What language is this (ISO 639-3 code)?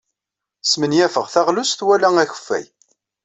kab